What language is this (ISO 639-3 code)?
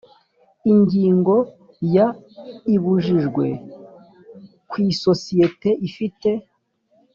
kin